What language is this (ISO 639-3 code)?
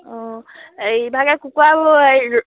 asm